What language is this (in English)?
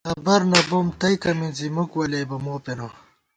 Gawar-Bati